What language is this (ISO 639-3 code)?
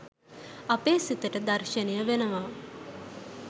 sin